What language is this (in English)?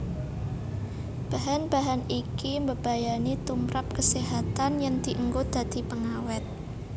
Javanese